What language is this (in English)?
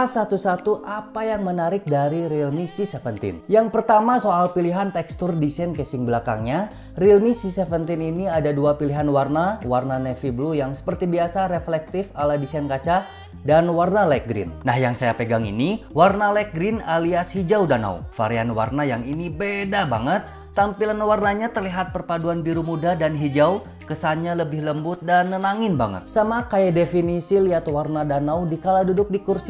Indonesian